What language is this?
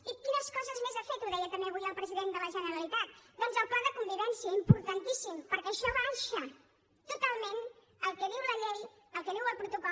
Catalan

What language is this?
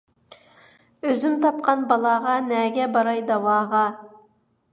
Uyghur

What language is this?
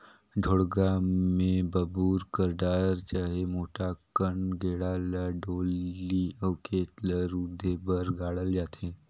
Chhattisgarhi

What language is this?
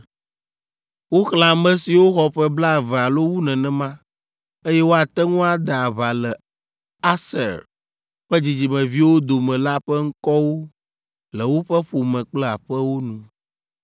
Ewe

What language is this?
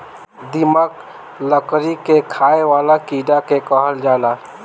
Bhojpuri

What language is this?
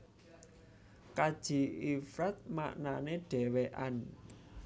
Javanese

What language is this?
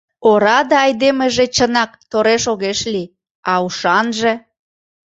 Mari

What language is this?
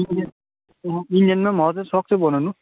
Nepali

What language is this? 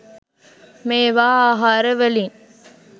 Sinhala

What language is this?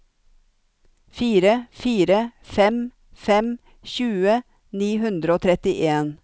Norwegian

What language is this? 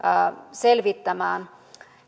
Finnish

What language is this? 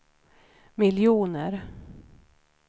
Swedish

